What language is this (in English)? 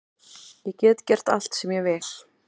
Icelandic